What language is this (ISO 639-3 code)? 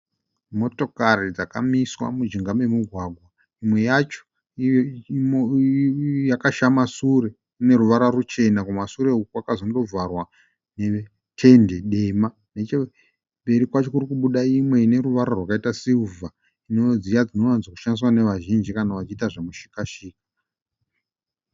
sna